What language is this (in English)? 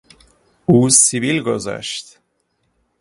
Persian